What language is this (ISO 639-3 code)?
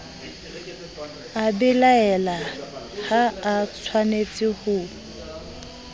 sot